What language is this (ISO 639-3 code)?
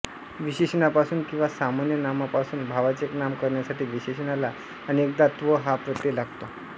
mar